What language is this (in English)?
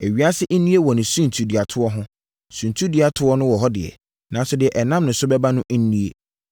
Akan